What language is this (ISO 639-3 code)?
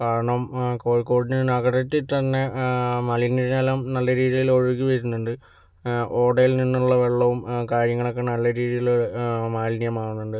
mal